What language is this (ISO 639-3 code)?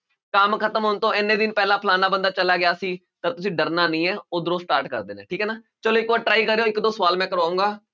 pan